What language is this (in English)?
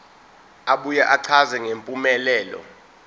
Zulu